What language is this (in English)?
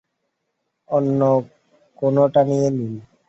Bangla